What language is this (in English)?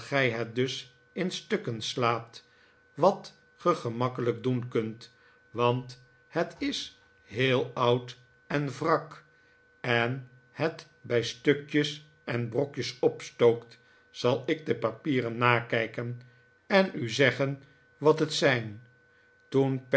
Dutch